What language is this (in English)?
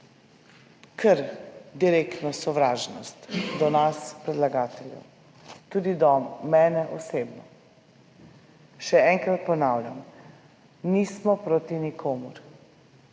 Slovenian